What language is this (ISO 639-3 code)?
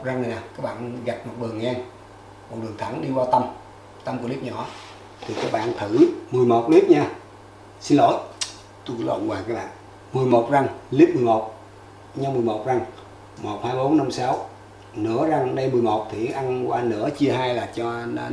vie